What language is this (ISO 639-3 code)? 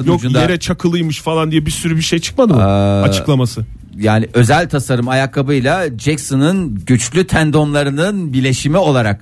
tur